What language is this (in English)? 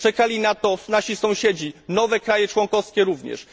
Polish